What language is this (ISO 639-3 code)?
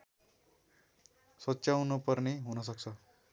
nep